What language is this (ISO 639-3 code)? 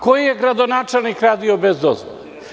srp